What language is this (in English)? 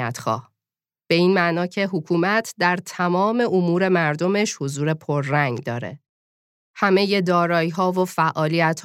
Persian